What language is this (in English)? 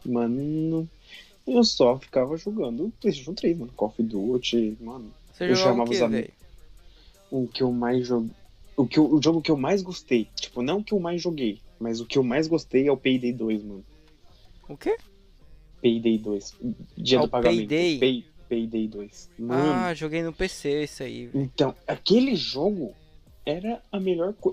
Portuguese